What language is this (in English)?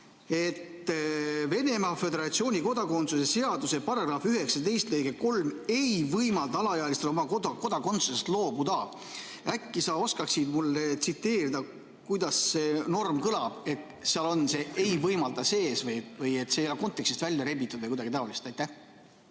Estonian